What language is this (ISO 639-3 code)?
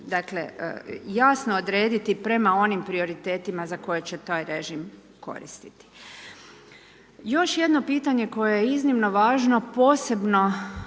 hrv